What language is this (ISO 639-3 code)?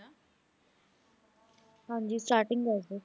pan